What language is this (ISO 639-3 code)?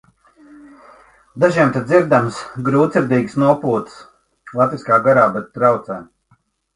lav